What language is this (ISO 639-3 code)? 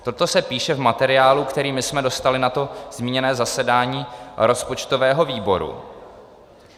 ces